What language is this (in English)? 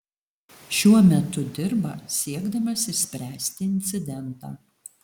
Lithuanian